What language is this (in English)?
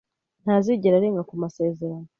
Kinyarwanda